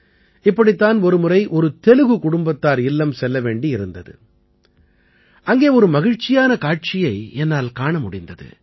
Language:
Tamil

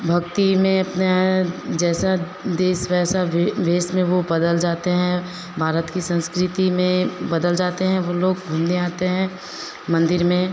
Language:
Hindi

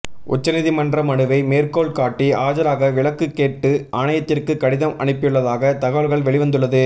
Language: Tamil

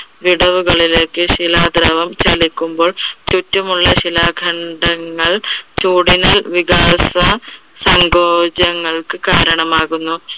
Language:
Malayalam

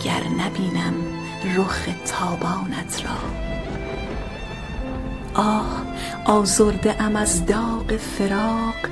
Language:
Persian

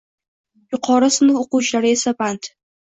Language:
Uzbek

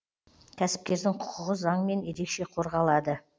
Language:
Kazakh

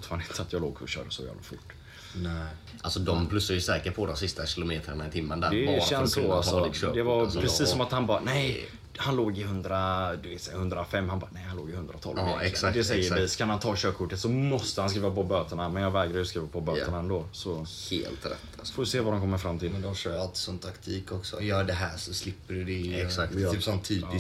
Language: Swedish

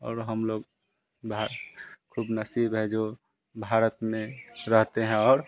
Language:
Hindi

